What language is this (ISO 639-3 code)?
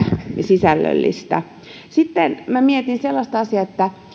fin